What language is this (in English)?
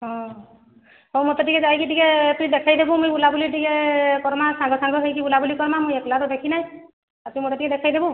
Odia